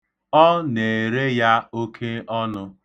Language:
Igbo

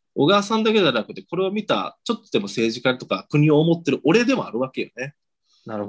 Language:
Japanese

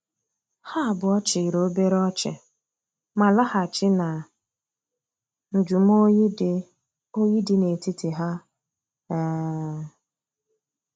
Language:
Igbo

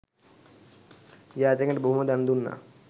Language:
Sinhala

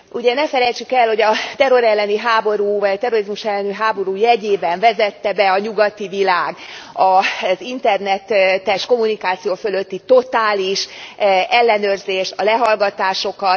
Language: Hungarian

